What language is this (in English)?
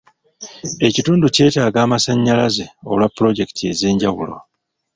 Ganda